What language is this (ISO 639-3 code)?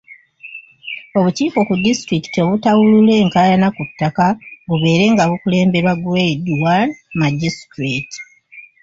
lug